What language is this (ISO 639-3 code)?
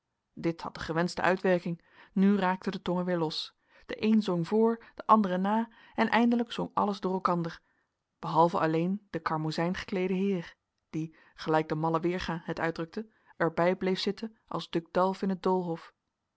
nld